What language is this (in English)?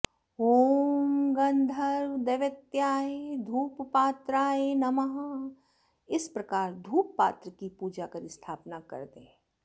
Sanskrit